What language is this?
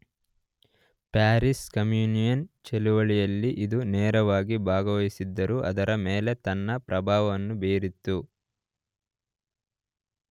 Kannada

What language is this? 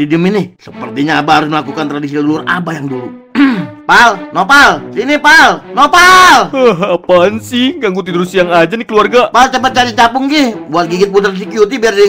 Indonesian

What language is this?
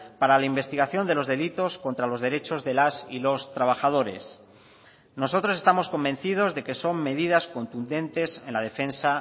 Spanish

